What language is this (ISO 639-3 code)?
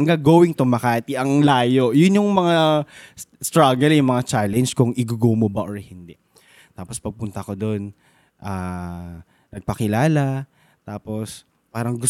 fil